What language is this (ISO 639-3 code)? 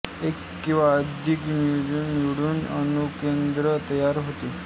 mar